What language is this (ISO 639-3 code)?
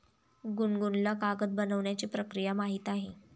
mar